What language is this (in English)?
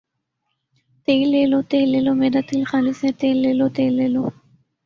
Urdu